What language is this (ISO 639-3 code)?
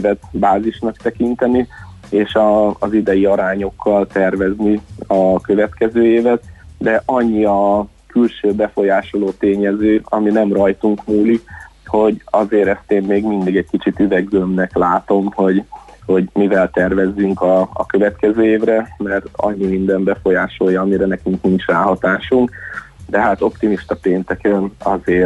hun